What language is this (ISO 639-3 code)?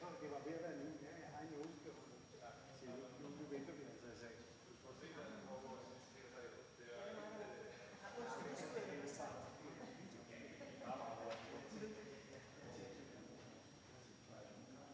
dan